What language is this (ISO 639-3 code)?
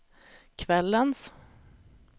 swe